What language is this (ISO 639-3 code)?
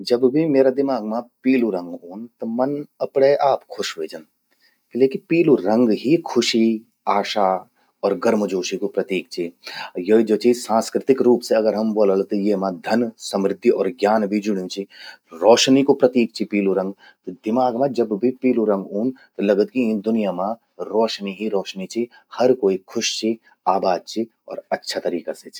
gbm